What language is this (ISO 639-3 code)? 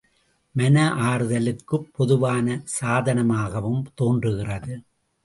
tam